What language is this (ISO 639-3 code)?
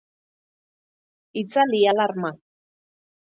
eus